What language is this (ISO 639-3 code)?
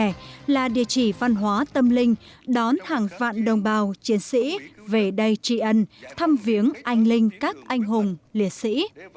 vie